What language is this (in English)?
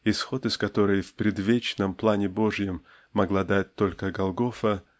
Russian